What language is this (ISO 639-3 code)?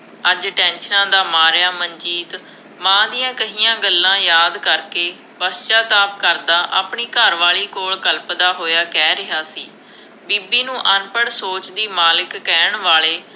pan